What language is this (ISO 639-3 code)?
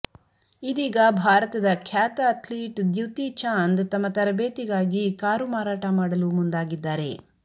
kan